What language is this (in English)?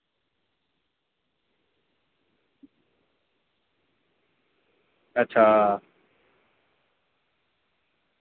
Dogri